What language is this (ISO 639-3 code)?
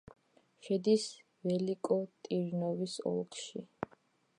kat